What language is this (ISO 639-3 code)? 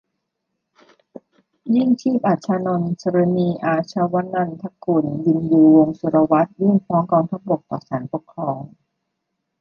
tha